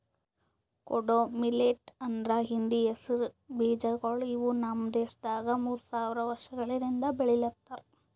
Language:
Kannada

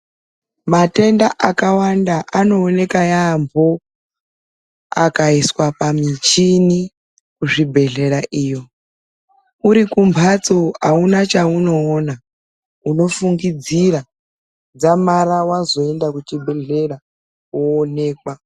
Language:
Ndau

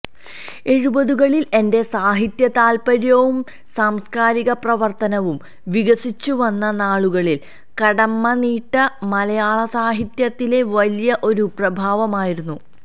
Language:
Malayalam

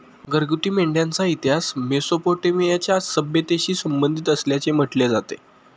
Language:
Marathi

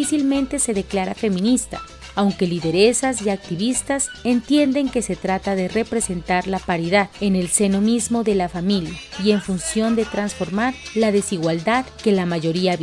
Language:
Spanish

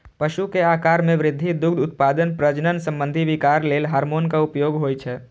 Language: Maithili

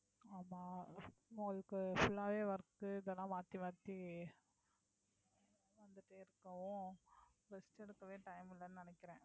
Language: Tamil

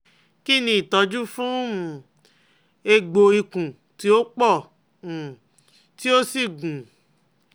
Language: Yoruba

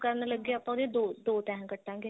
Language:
Punjabi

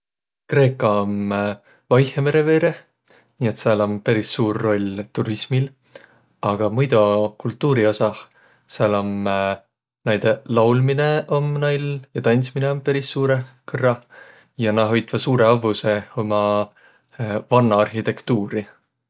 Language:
Võro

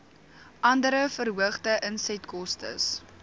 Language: Afrikaans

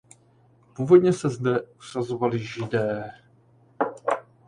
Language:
Czech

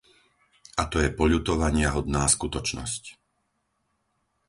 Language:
Slovak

